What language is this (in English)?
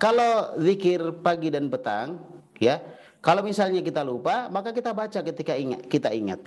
Indonesian